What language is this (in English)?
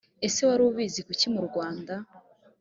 Kinyarwanda